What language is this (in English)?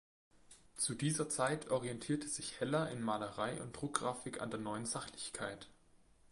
German